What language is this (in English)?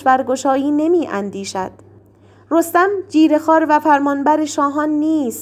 Persian